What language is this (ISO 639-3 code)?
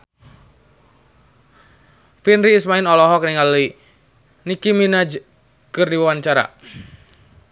sun